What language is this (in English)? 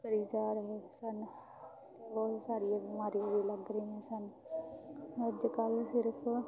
Punjabi